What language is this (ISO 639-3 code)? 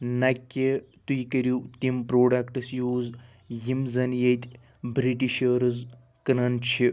kas